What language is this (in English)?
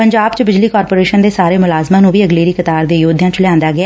Punjabi